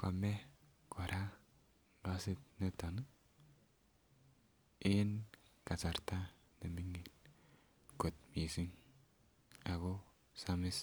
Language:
Kalenjin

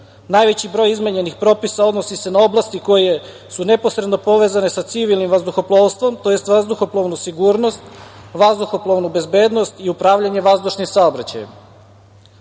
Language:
Serbian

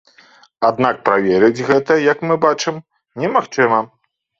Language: Belarusian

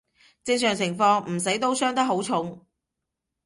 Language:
Cantonese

